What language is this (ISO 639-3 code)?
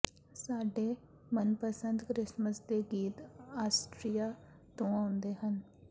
pan